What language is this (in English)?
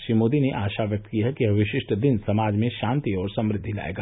Hindi